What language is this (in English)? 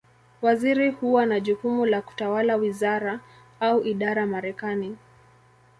Swahili